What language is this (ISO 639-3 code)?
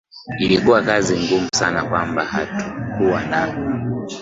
swa